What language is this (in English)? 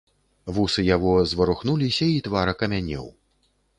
Belarusian